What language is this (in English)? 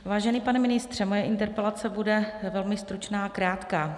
Czech